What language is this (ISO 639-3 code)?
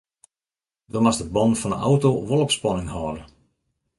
fry